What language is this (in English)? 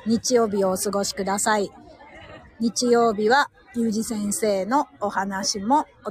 Japanese